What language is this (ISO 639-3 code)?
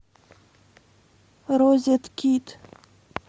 rus